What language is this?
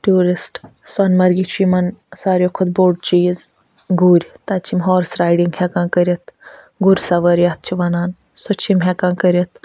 Kashmiri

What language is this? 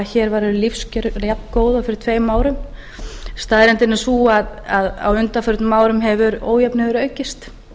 Icelandic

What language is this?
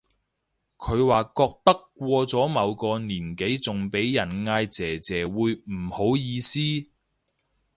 Cantonese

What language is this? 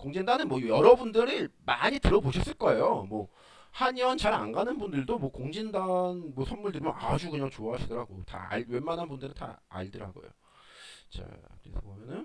Korean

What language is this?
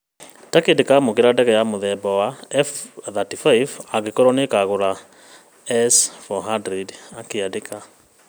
Kikuyu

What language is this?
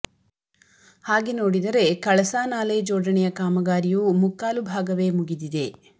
Kannada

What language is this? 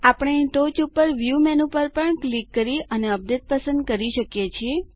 Gujarati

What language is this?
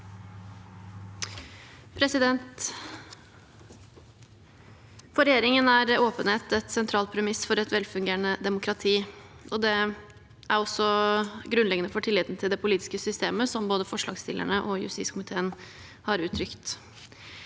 Norwegian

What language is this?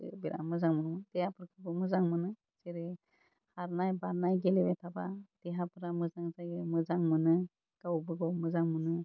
Bodo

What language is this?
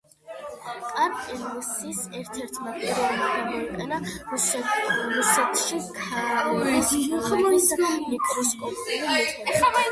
Georgian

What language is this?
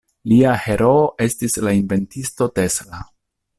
Esperanto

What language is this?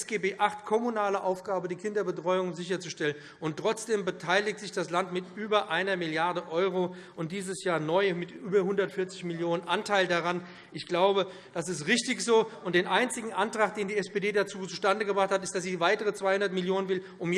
German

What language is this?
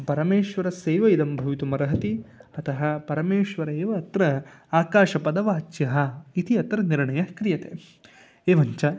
Sanskrit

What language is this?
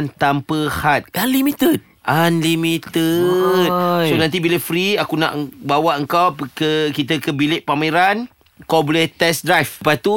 Malay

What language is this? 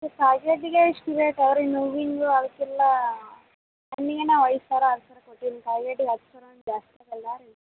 Kannada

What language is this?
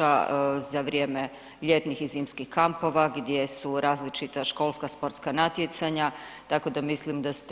Croatian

